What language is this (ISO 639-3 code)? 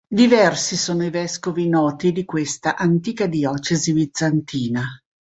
ita